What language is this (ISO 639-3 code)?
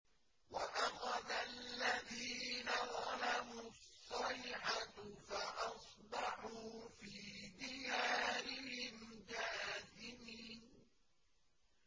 ara